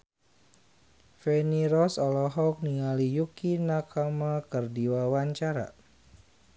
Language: Sundanese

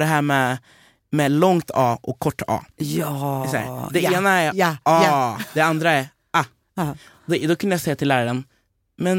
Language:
Swedish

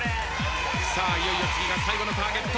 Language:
Japanese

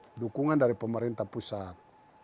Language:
Indonesian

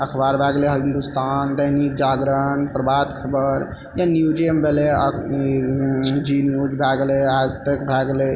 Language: Maithili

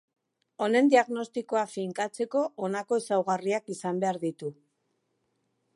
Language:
Basque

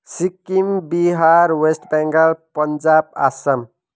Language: Nepali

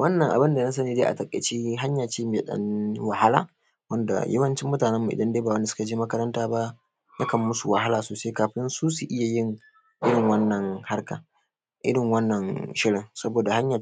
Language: Hausa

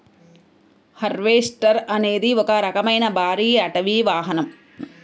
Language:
Telugu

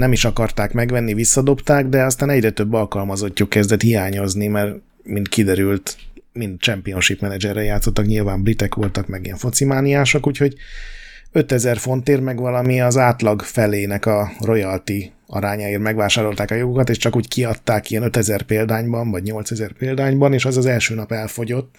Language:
Hungarian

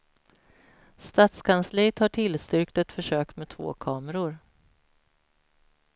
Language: Swedish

